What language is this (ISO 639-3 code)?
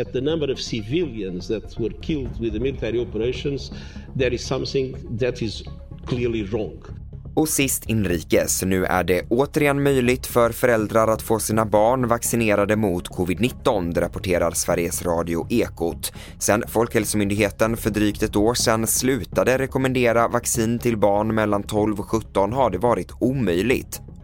swe